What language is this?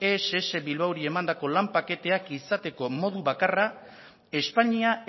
Basque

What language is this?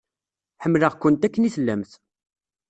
Kabyle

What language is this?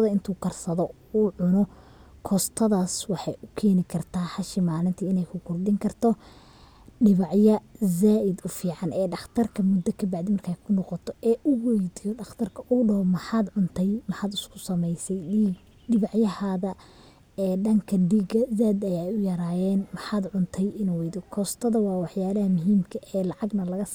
Somali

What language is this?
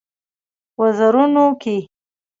Pashto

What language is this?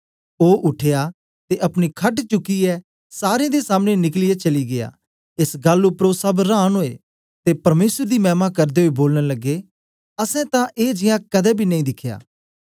Dogri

